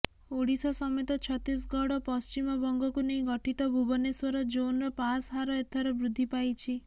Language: Odia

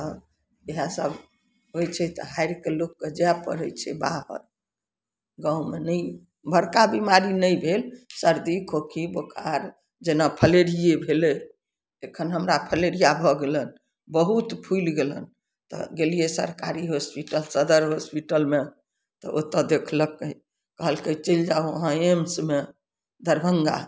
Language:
Maithili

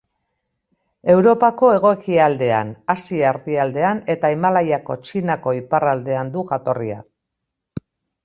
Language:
Basque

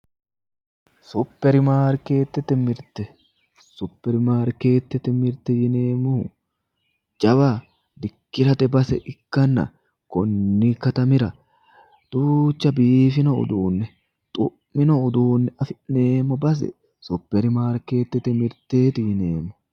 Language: Sidamo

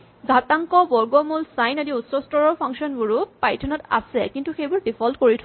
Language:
Assamese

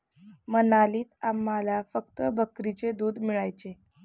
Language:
Marathi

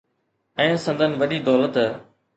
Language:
Sindhi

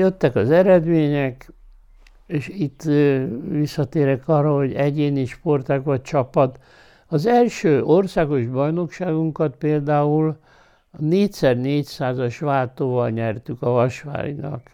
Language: Hungarian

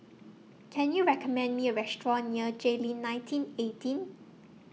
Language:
English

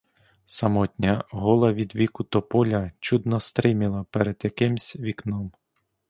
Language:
Ukrainian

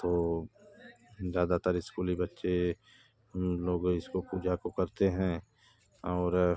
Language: Hindi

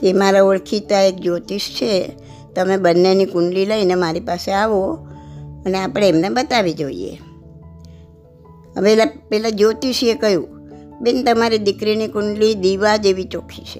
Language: Gujarati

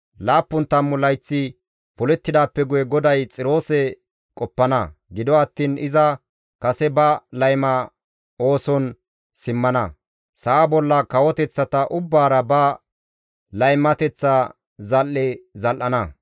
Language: Gamo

